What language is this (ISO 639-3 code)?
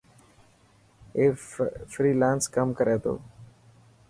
mki